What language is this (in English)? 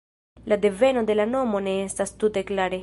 Esperanto